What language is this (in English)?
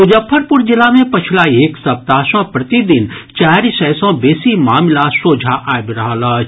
Maithili